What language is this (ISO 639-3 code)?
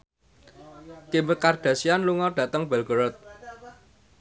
jav